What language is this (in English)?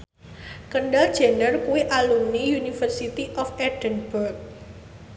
Javanese